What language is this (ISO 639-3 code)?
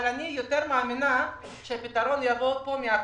heb